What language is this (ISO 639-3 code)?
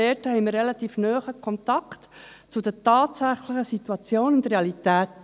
gsw